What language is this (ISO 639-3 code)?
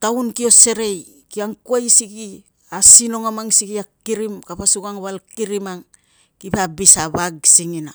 lcm